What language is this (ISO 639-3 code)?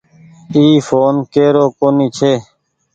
gig